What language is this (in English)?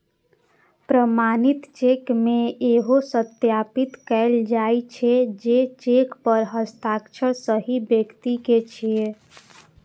Maithili